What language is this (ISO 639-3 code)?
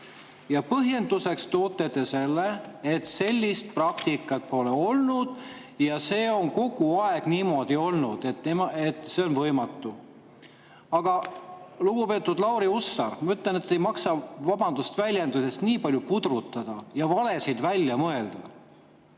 est